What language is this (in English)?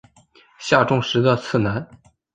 Chinese